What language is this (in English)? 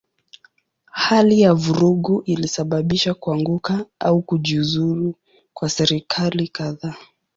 Swahili